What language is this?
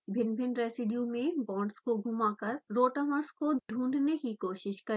Hindi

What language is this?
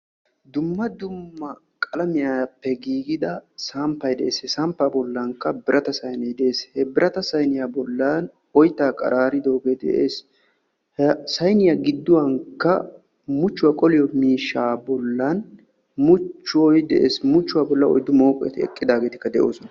Wolaytta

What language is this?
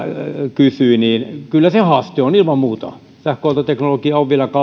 Finnish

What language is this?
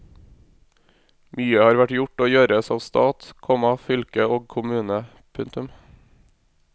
Norwegian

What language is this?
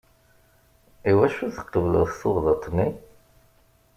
Kabyle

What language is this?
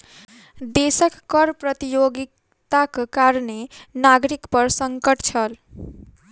Maithili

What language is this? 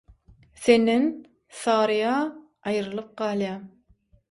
Turkmen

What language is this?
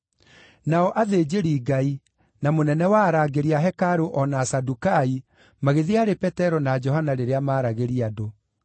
Kikuyu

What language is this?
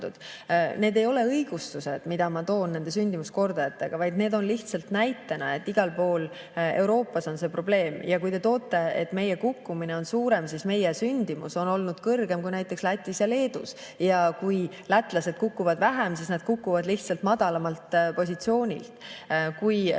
Estonian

